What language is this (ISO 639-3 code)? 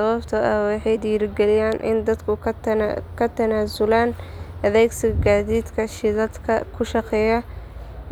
som